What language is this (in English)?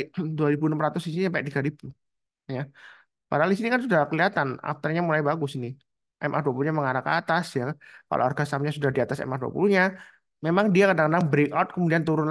Indonesian